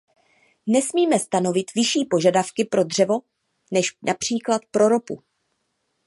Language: Czech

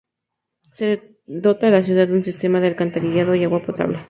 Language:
Spanish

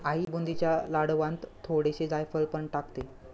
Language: Marathi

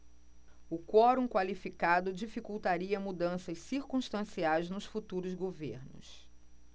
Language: Portuguese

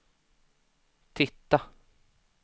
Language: Swedish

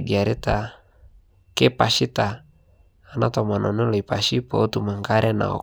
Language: Masai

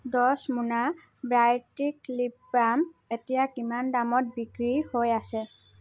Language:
Assamese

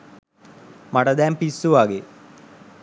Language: Sinhala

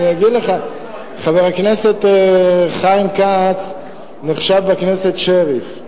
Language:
Hebrew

